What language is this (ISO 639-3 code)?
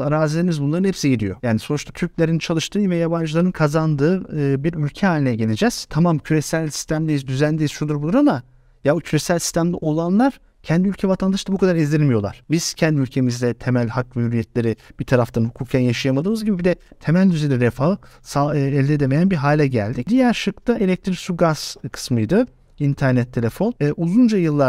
tur